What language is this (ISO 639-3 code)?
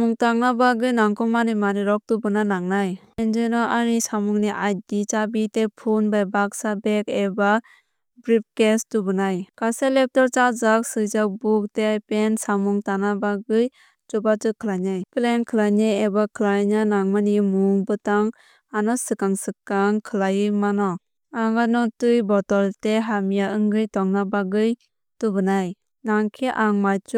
trp